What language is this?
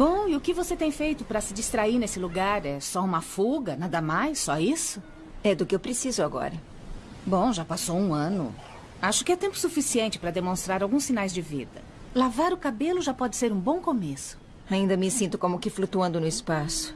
Portuguese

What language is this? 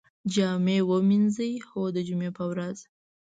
Pashto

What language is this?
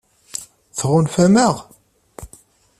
Kabyle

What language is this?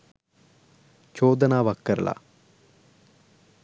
Sinhala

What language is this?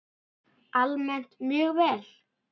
Icelandic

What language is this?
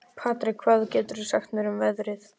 Icelandic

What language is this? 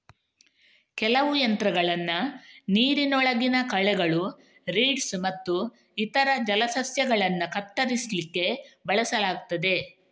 Kannada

